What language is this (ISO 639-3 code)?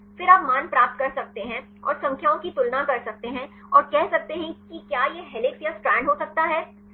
hin